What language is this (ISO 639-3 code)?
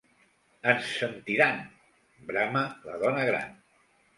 cat